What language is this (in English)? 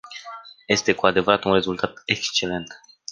Romanian